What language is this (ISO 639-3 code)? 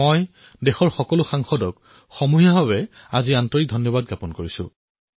asm